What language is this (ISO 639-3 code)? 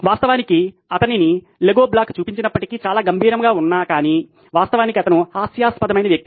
tel